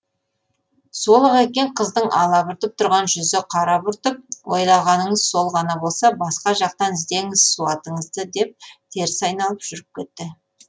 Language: Kazakh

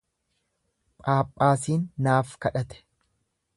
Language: Oromo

